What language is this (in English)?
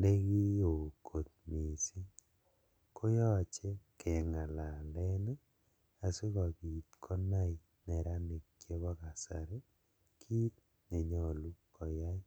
Kalenjin